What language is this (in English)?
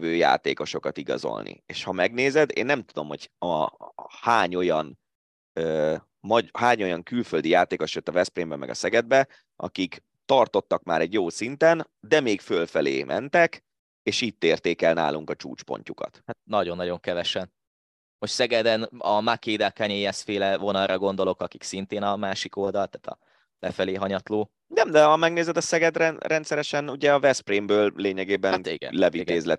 Hungarian